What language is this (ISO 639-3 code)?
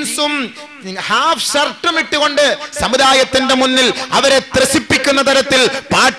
ara